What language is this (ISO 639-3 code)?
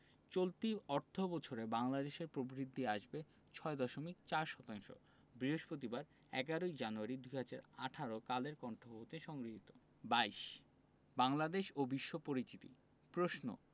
ben